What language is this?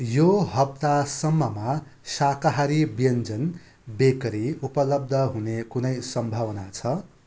Nepali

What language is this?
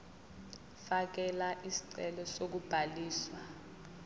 Zulu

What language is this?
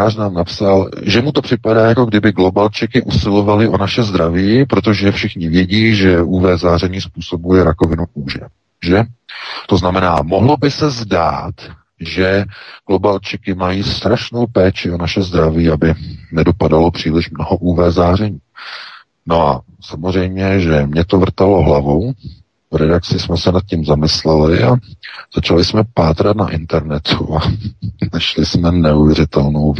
Czech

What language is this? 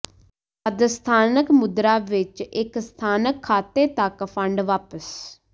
Punjabi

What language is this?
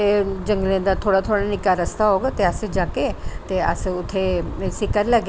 Dogri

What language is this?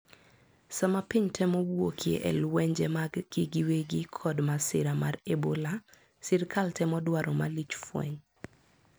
Luo (Kenya and Tanzania)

